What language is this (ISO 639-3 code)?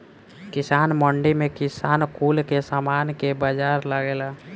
bho